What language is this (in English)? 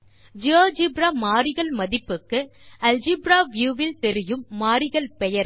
Tamil